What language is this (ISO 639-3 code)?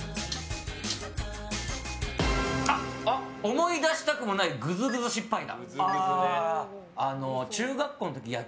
jpn